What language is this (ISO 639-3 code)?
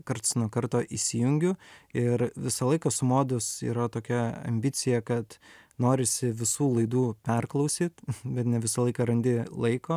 lit